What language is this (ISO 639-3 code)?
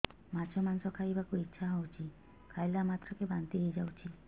ori